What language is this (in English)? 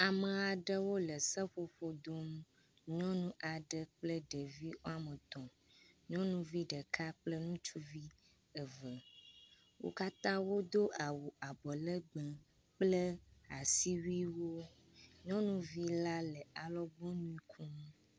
Ewe